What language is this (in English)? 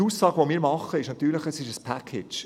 Swiss German